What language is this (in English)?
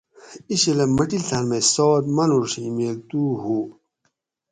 Gawri